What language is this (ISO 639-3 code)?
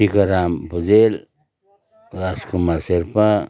nep